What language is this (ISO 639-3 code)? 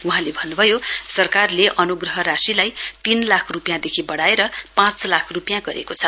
nep